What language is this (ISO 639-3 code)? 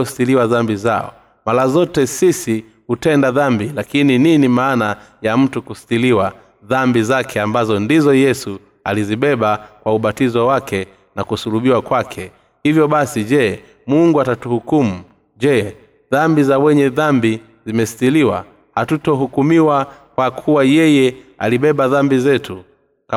swa